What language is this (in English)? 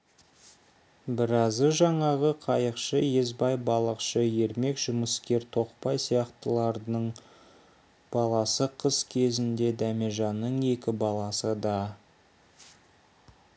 Kazakh